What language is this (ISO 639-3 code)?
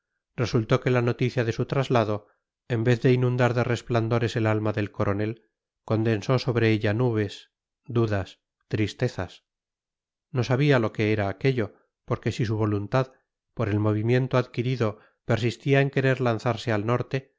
spa